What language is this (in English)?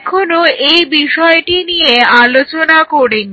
Bangla